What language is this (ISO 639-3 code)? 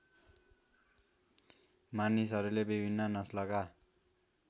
nep